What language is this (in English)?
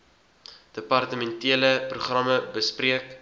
Afrikaans